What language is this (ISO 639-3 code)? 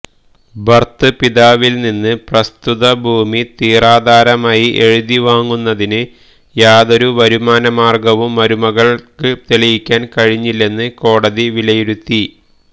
mal